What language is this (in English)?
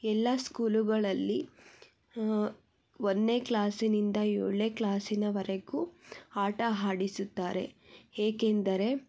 Kannada